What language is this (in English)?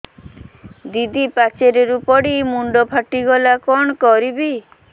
Odia